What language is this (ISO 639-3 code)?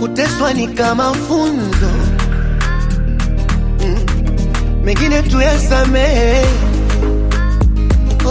swa